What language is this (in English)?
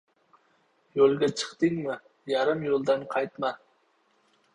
Uzbek